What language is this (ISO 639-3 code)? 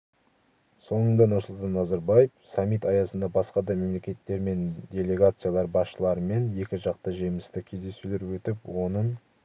kaz